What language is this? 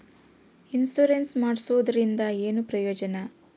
Kannada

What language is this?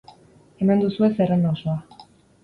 Basque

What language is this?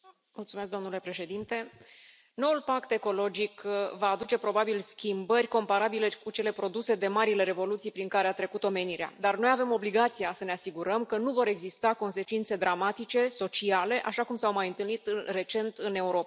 Romanian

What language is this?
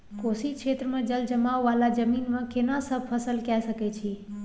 Maithili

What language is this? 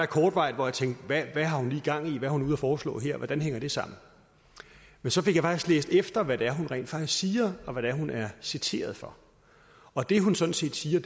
Danish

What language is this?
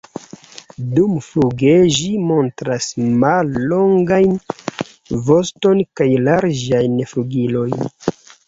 Esperanto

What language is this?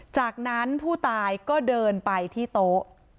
Thai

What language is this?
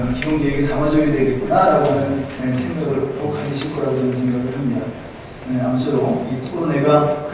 Korean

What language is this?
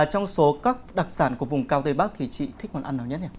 Vietnamese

